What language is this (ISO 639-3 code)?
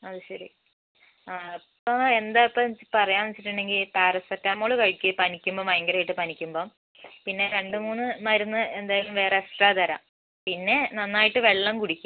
mal